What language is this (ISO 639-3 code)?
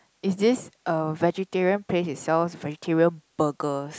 eng